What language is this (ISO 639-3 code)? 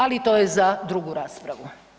hrv